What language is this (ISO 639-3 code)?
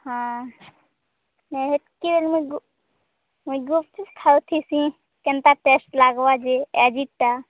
ori